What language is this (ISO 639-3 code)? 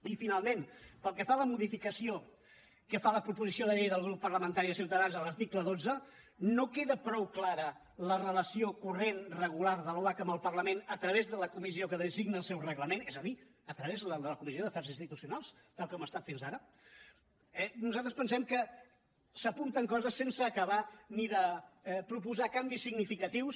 cat